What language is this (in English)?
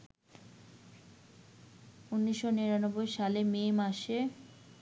Bangla